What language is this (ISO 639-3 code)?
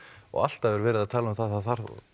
isl